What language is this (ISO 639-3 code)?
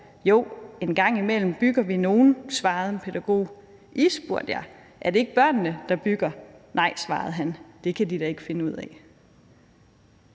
dan